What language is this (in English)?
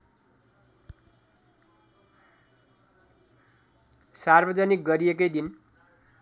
Nepali